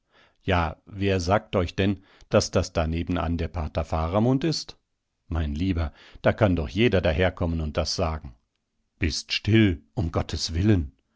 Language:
German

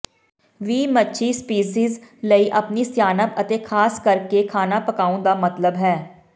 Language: Punjabi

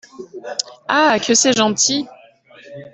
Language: French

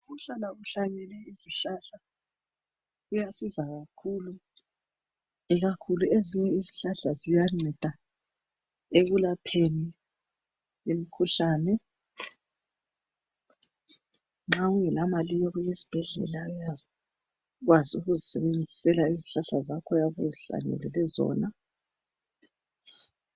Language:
North Ndebele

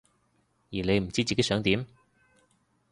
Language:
Cantonese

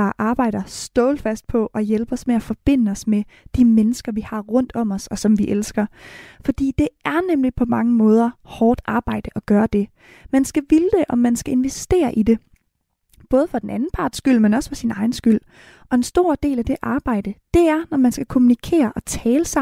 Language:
Danish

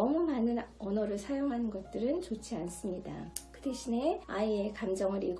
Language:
Korean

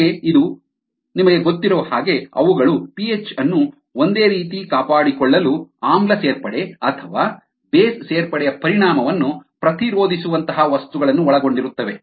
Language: Kannada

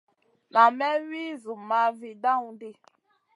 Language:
Masana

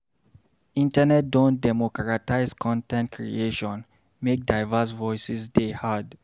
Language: Nigerian Pidgin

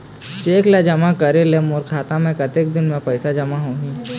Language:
Chhattisgarhi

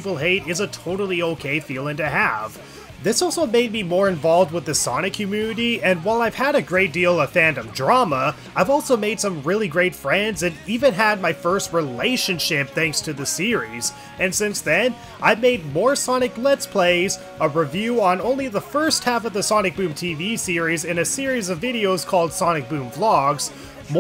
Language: English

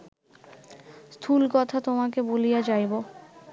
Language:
Bangla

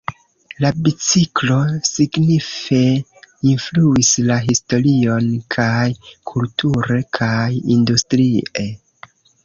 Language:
Esperanto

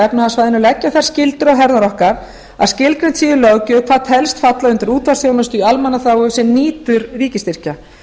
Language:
Icelandic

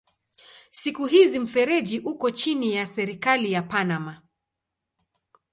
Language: Swahili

